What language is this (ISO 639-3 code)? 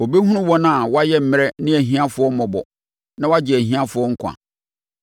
aka